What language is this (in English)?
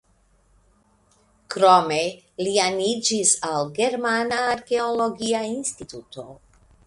Esperanto